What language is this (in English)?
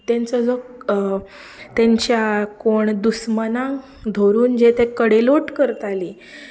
Konkani